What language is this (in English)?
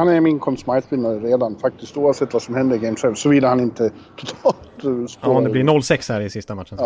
Swedish